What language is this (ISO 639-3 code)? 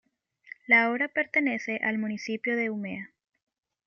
spa